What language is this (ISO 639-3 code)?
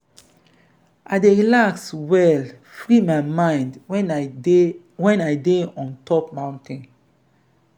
pcm